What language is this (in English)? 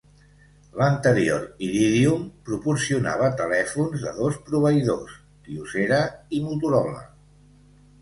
Catalan